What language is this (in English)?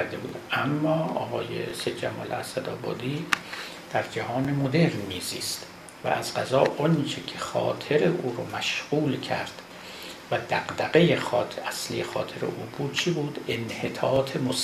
Persian